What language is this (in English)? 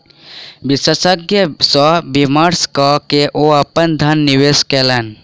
Maithili